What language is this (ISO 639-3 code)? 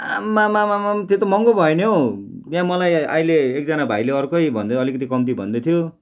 nep